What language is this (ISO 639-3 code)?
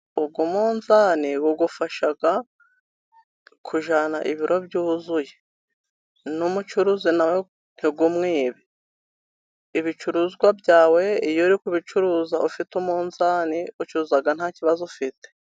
kin